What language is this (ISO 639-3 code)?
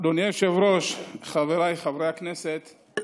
heb